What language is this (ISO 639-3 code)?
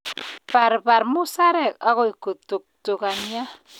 kln